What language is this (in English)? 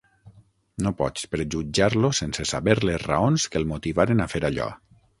Catalan